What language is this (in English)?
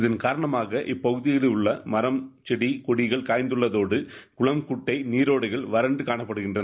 Tamil